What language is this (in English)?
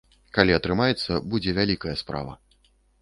Belarusian